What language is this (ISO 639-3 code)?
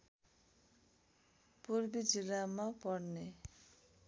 nep